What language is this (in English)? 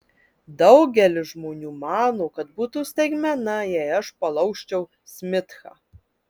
Lithuanian